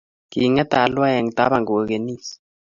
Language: Kalenjin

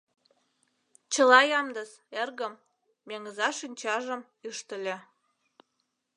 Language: Mari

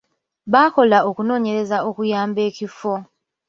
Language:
Ganda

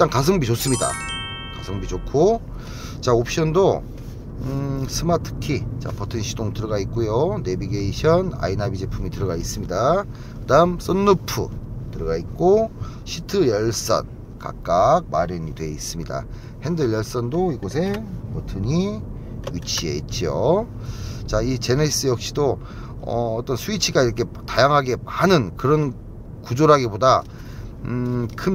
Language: Korean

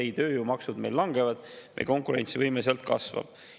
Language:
Estonian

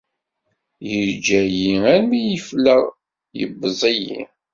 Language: Kabyle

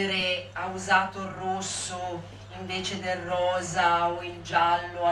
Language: Italian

